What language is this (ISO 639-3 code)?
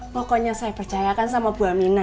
ind